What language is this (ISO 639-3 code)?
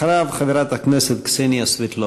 heb